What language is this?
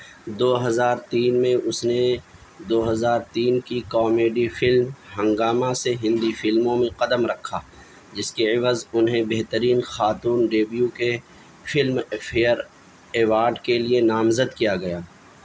Urdu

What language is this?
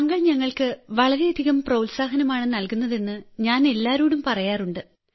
Malayalam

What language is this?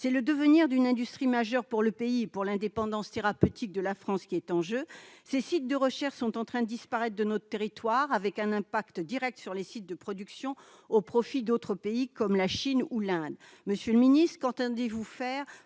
French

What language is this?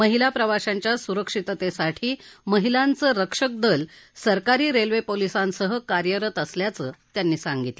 Marathi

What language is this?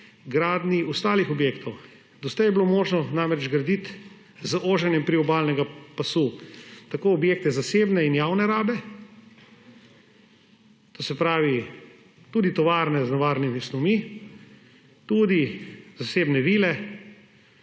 Slovenian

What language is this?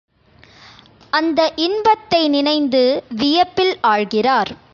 Tamil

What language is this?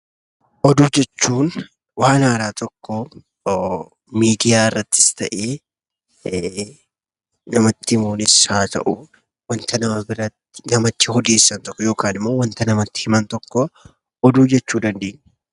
Oromo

